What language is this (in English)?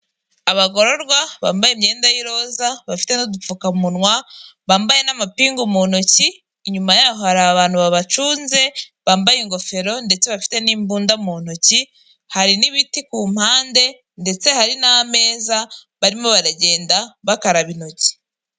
Kinyarwanda